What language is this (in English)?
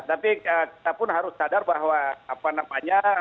Indonesian